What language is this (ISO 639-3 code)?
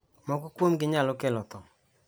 luo